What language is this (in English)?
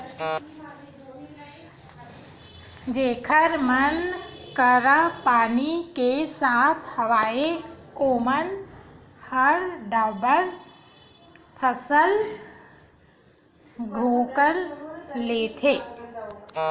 Chhattisgarhi